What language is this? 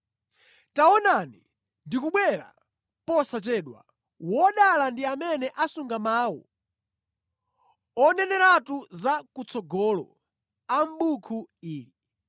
Nyanja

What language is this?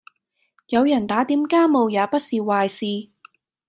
Cantonese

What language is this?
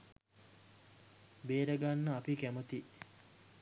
Sinhala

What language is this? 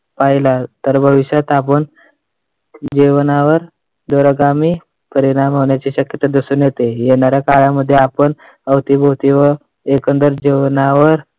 Marathi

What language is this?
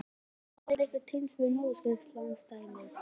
Icelandic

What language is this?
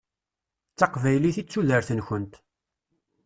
Kabyle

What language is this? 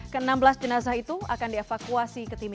Indonesian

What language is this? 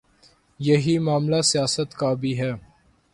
Urdu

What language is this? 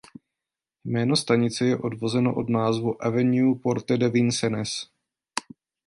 Czech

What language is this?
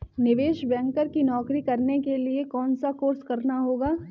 Hindi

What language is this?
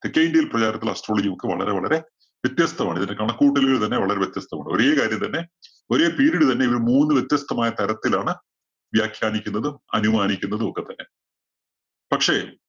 Malayalam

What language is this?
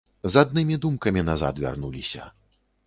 Belarusian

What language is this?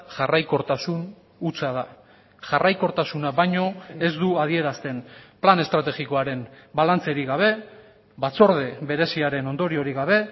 Basque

